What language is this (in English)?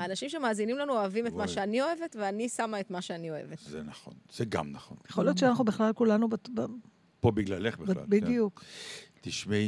Hebrew